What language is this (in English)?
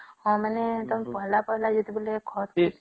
Odia